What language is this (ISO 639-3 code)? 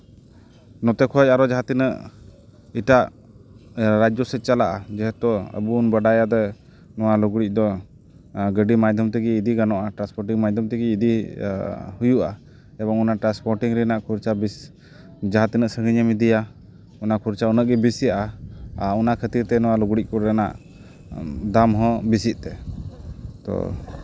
sat